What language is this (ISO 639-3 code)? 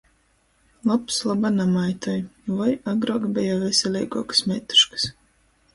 ltg